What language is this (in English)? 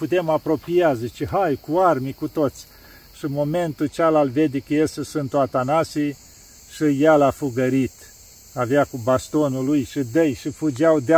Romanian